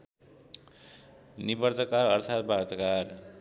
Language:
Nepali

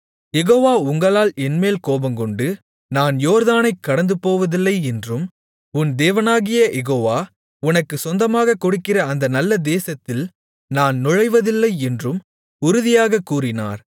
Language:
Tamil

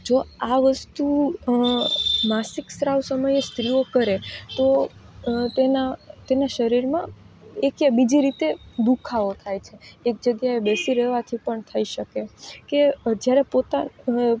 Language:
Gujarati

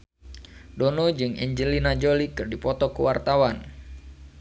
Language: Sundanese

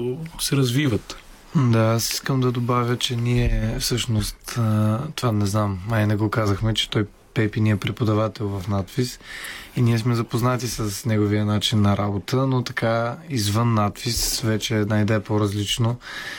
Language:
Bulgarian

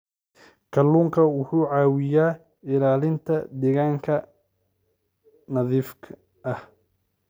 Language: Somali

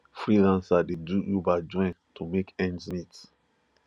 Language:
Nigerian Pidgin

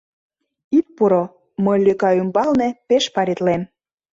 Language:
Mari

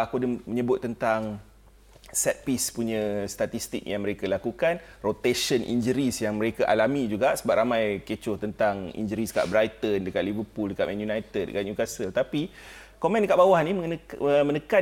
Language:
Malay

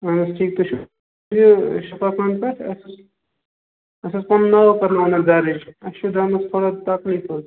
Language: Kashmiri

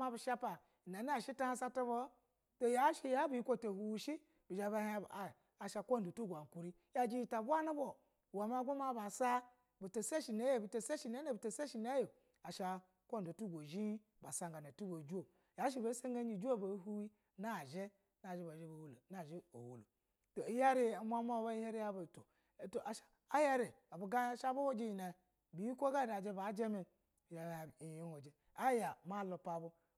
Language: Basa (Nigeria)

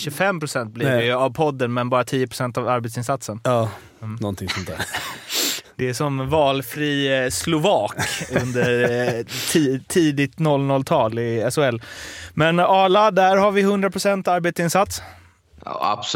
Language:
Swedish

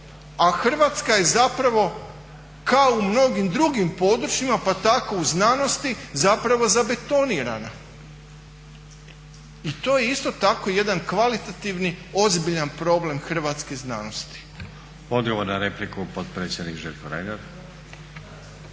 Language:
Croatian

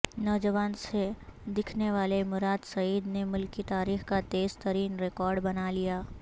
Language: Urdu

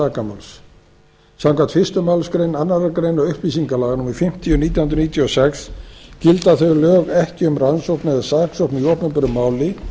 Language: Icelandic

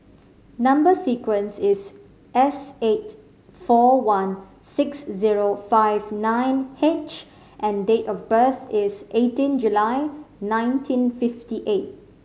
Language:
English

